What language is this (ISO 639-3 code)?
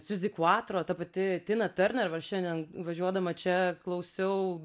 lit